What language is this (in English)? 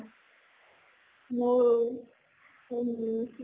Assamese